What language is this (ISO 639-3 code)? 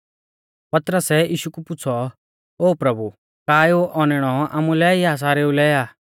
bfz